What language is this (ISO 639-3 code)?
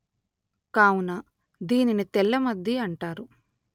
tel